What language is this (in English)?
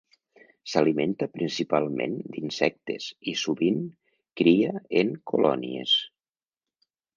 Catalan